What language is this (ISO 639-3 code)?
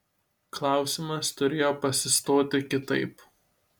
lit